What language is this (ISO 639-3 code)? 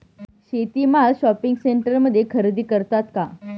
mar